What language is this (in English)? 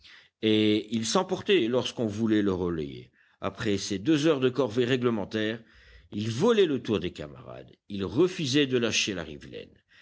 French